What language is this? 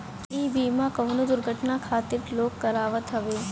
Bhojpuri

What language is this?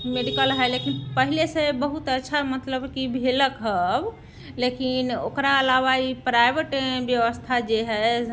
Maithili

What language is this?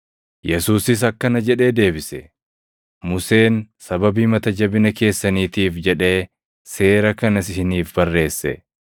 Oromo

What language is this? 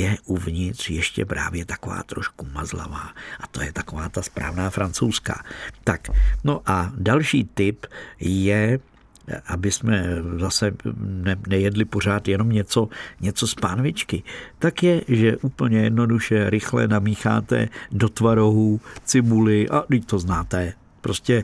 Czech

